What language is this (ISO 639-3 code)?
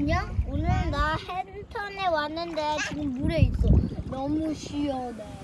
kor